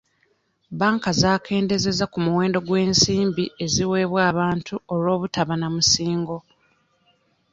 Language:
Ganda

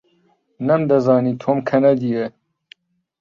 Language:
Central Kurdish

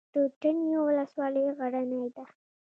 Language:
Pashto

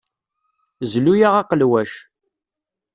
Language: Kabyle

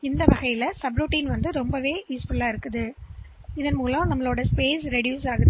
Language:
Tamil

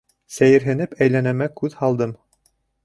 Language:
Bashkir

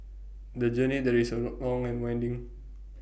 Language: English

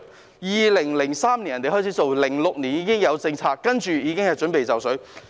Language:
Cantonese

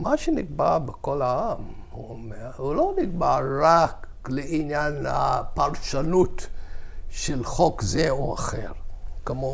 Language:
Hebrew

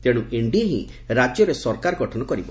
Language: Odia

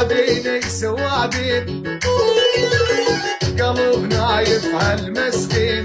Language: Arabic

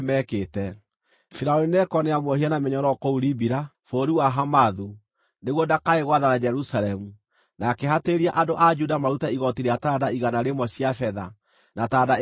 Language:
Kikuyu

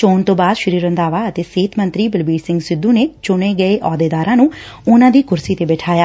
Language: Punjabi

